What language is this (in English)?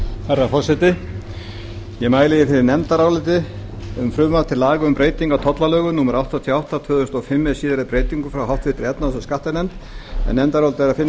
Icelandic